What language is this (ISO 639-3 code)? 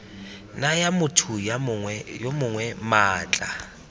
tsn